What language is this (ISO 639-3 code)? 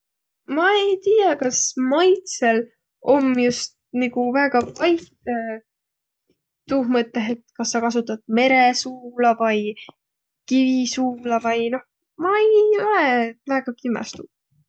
vro